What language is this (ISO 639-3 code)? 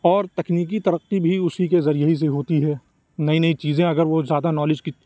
urd